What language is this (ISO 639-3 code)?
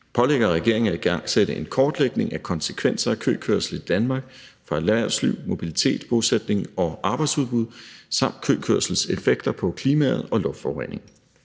dan